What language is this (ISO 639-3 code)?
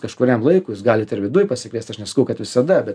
lit